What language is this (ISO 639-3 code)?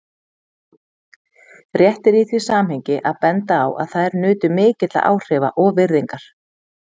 isl